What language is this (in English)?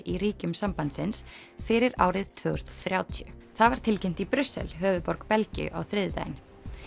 Icelandic